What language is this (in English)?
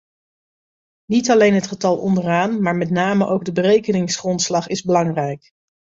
Dutch